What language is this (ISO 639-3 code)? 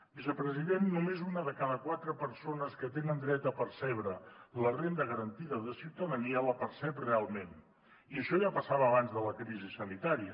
cat